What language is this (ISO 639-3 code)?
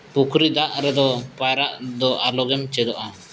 sat